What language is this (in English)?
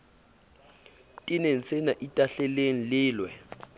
Southern Sotho